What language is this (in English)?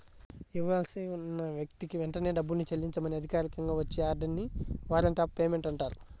Telugu